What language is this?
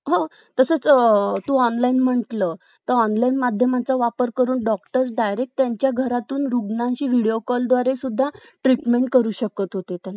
Marathi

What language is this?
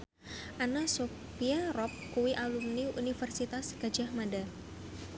Javanese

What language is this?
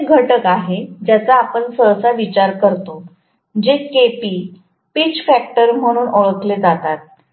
Marathi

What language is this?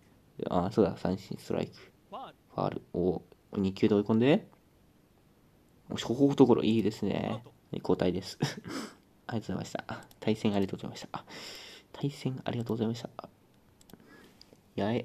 Japanese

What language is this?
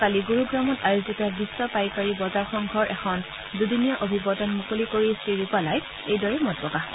Assamese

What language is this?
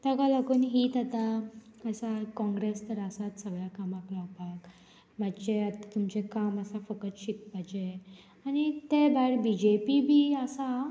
Konkani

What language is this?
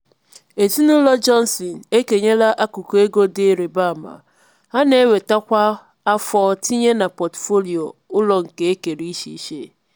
Igbo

